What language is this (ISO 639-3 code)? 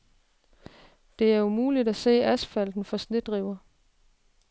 dan